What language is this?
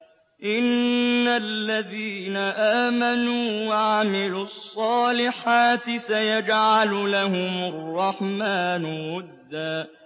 Arabic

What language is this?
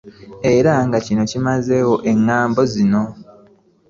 Ganda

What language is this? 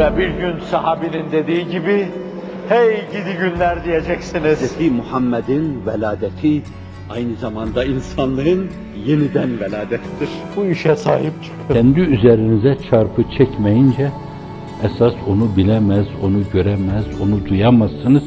Turkish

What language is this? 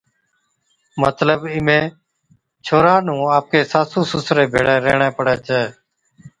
Od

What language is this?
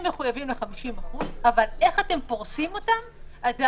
Hebrew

